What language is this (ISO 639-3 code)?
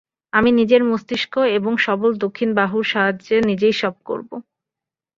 ben